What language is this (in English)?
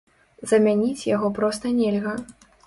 Belarusian